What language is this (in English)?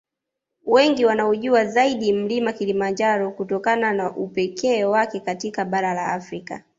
Swahili